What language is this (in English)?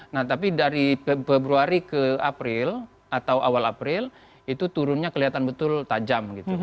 Indonesian